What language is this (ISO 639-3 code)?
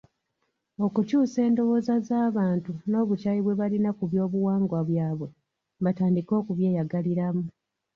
lug